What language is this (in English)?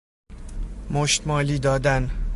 Persian